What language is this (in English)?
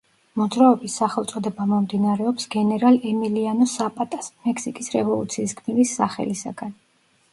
Georgian